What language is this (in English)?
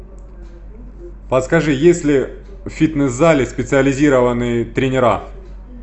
Russian